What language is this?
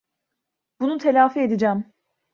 Turkish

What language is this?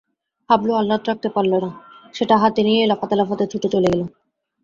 Bangla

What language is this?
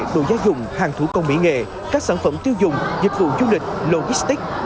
Vietnamese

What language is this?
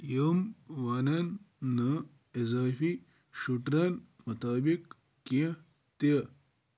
Kashmiri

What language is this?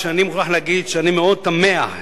Hebrew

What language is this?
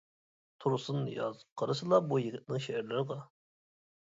Uyghur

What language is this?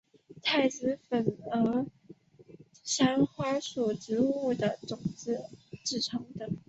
Chinese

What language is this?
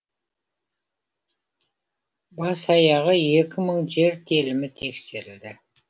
Kazakh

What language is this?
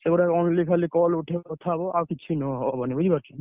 Odia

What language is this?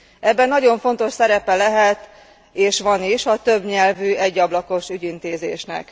Hungarian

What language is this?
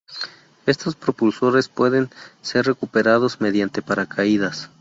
Spanish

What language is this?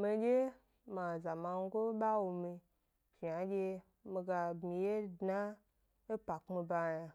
Gbari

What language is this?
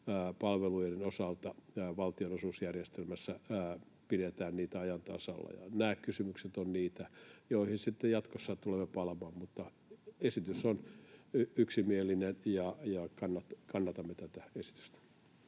Finnish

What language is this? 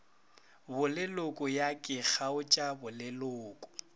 Northern Sotho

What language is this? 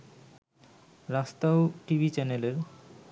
Bangla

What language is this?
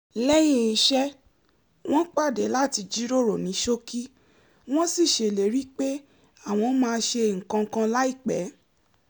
Yoruba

